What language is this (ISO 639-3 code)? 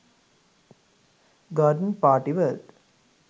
sin